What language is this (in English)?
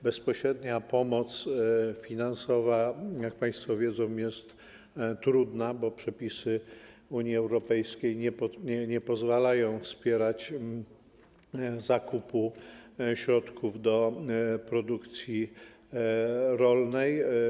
Polish